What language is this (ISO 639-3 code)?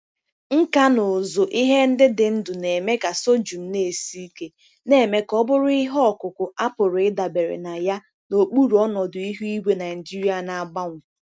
ibo